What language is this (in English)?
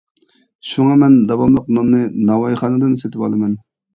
Uyghur